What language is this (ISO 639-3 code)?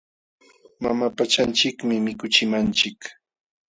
qxw